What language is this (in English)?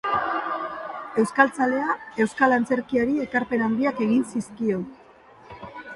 Basque